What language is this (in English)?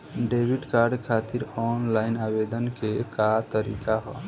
Bhojpuri